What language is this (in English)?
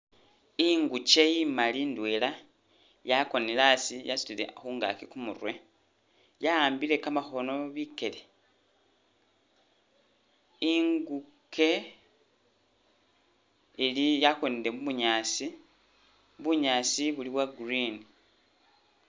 Masaaba